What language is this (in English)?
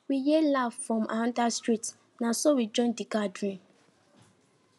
Nigerian Pidgin